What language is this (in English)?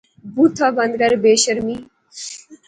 Pahari-Potwari